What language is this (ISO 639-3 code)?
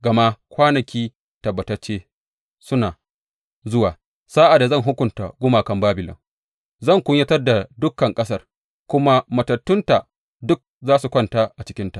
hau